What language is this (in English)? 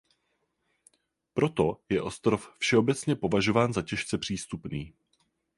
Czech